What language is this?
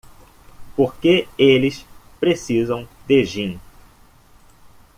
Portuguese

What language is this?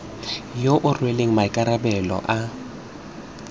Tswana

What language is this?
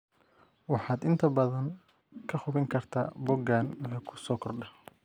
Somali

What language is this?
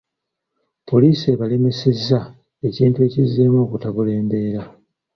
Ganda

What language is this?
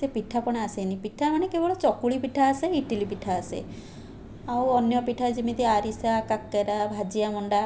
Odia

